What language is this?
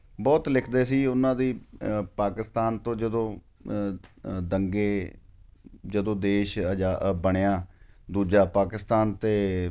Punjabi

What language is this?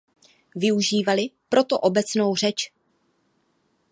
Czech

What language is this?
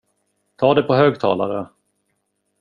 Swedish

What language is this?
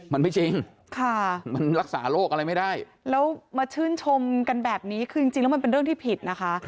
Thai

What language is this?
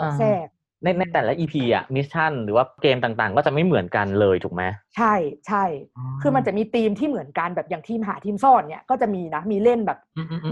Thai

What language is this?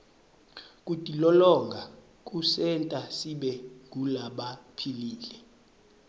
Swati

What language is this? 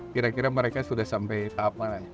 Indonesian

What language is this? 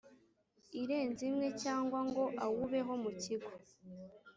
Kinyarwanda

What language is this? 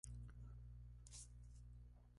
Spanish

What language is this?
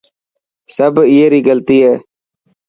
Dhatki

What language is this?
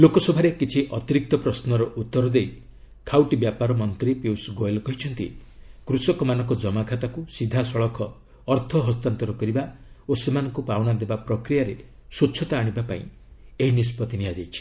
Odia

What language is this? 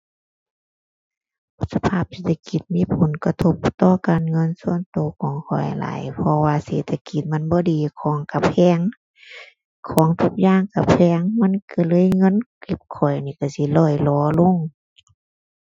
Thai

